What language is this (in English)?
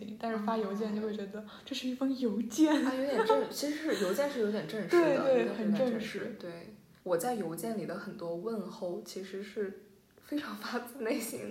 Chinese